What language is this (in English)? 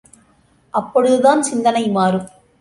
Tamil